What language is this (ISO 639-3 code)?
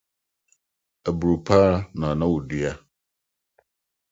aka